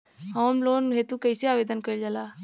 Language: Bhojpuri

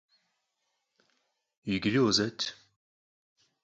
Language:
Kabardian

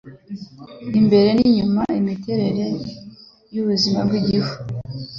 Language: Kinyarwanda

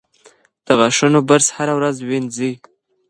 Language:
Pashto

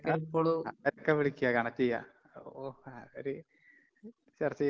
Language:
Malayalam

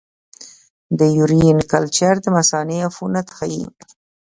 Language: Pashto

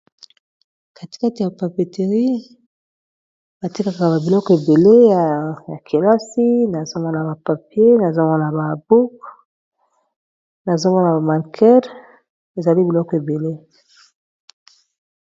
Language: Lingala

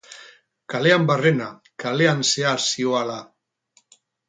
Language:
Basque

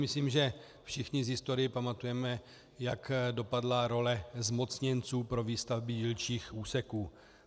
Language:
Czech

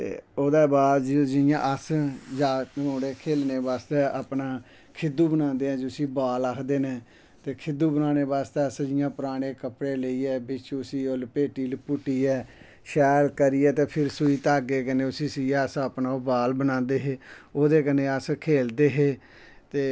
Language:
Dogri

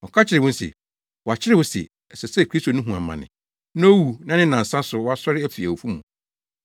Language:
Akan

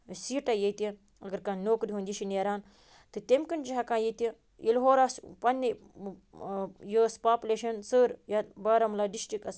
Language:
Kashmiri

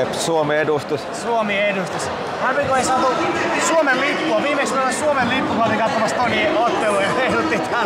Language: Finnish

